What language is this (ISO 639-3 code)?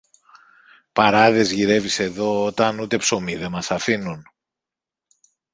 ell